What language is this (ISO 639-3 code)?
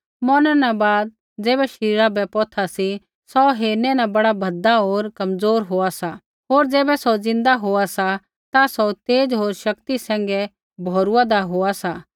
kfx